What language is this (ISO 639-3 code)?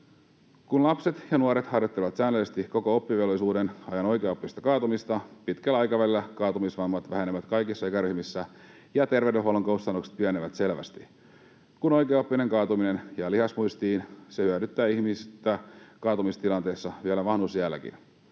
fin